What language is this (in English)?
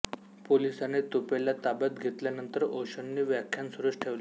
Marathi